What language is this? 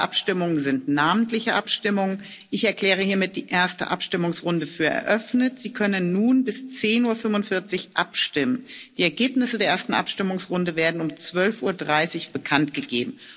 German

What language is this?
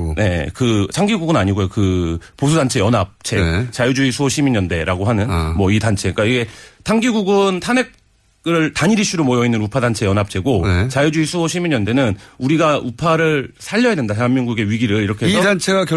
Korean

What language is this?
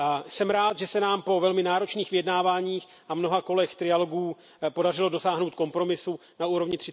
Czech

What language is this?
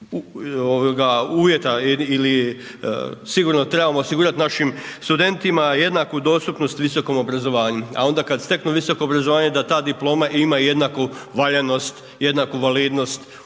Croatian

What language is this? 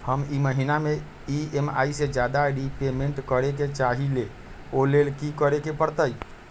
Magahi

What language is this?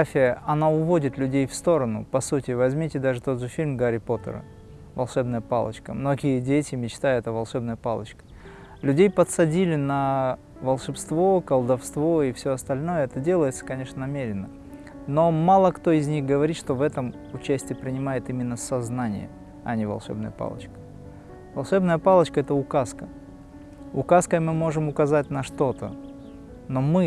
Russian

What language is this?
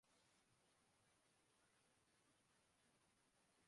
Urdu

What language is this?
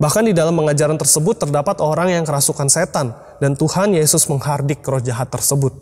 Indonesian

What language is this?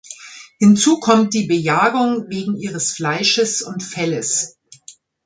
German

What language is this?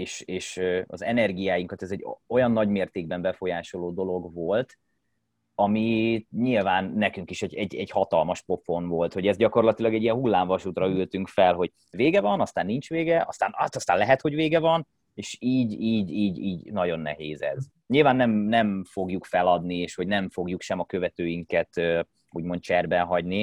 Hungarian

